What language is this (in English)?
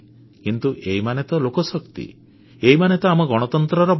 Odia